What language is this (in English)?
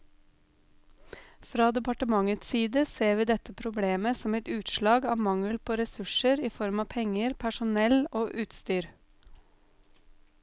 Norwegian